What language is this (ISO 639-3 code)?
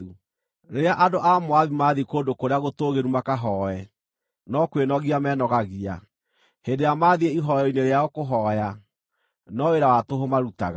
kik